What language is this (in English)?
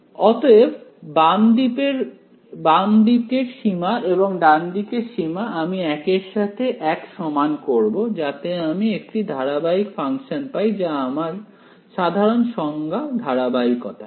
Bangla